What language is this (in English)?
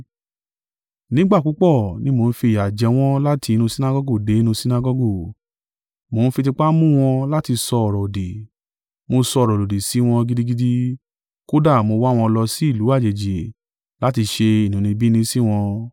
Yoruba